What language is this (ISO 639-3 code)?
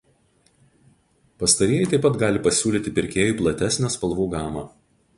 lit